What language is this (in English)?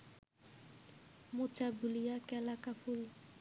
Bangla